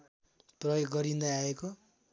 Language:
Nepali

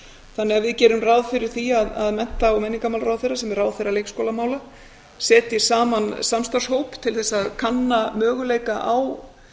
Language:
Icelandic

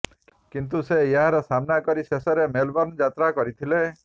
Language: Odia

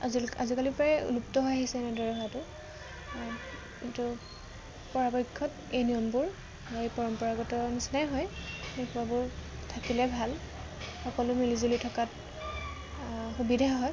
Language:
Assamese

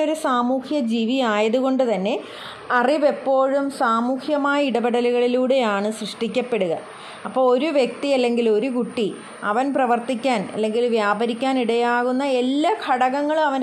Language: Malayalam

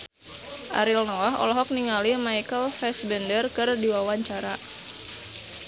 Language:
Sundanese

